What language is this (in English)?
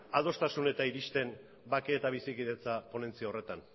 Basque